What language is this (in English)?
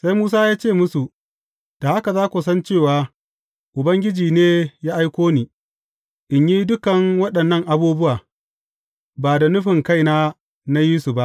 Hausa